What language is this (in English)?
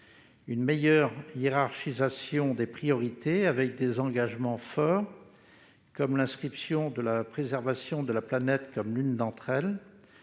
French